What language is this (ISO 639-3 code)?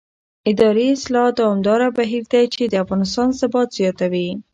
pus